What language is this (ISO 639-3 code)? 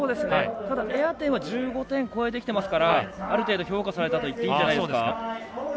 jpn